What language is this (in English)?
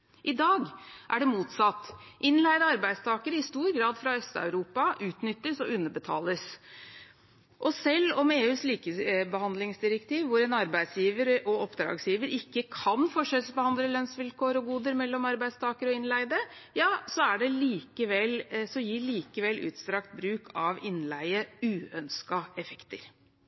Norwegian Bokmål